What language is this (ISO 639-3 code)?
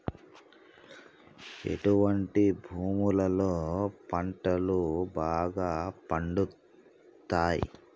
tel